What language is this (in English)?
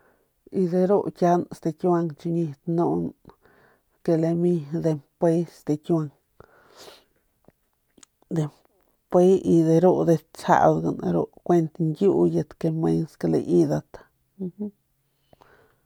Northern Pame